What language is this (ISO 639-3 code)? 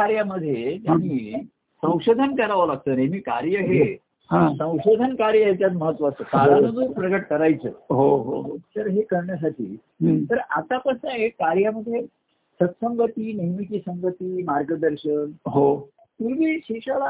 mar